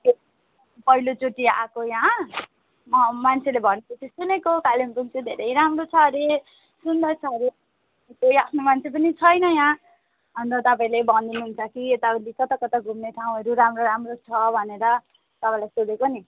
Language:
Nepali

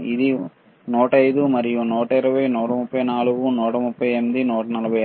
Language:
Telugu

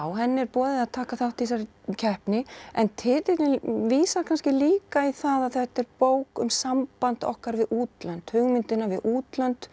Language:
Icelandic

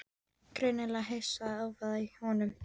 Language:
Icelandic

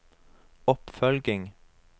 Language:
Norwegian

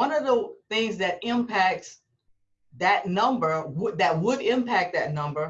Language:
English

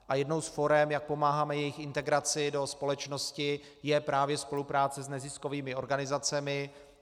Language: Czech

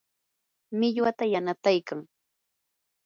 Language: Yanahuanca Pasco Quechua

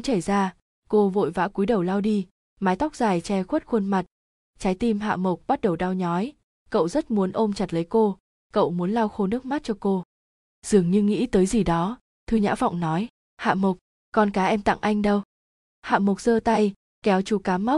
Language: Vietnamese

